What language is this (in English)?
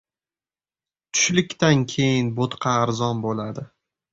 Uzbek